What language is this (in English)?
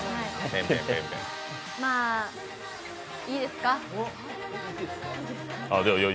Japanese